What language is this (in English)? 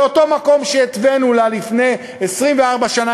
Hebrew